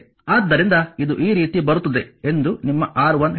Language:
Kannada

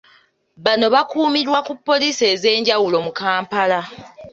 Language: Ganda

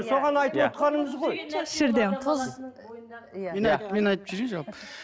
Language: Kazakh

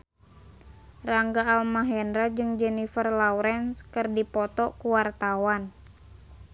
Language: Sundanese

